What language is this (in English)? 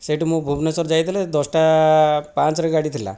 Odia